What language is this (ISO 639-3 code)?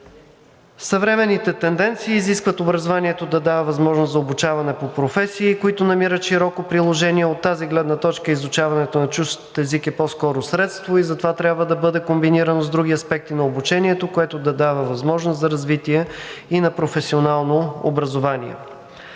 bul